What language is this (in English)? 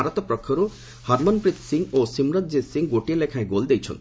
Odia